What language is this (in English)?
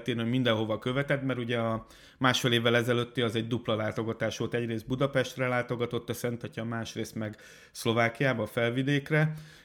Hungarian